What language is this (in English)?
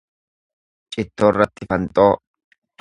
Oromo